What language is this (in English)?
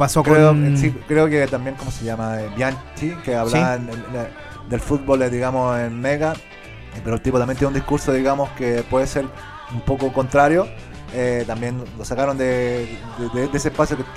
Spanish